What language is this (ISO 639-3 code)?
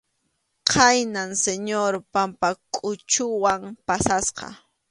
qxu